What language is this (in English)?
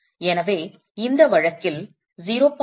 Tamil